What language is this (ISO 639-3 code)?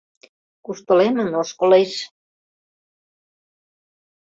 chm